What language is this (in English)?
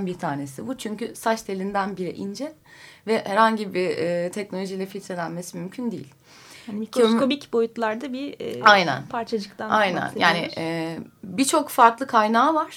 Turkish